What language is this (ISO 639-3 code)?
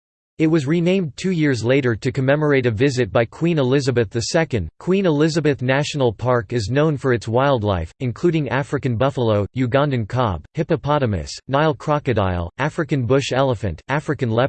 eng